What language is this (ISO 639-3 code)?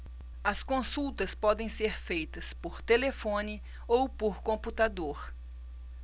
por